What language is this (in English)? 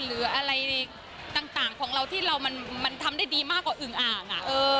Thai